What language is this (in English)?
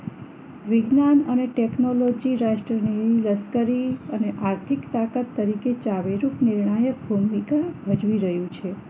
Gujarati